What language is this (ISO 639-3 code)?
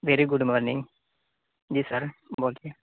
urd